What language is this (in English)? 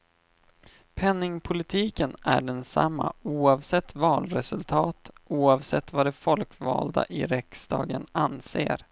Swedish